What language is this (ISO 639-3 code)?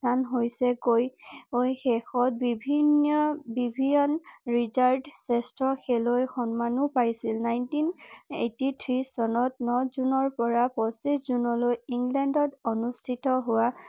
asm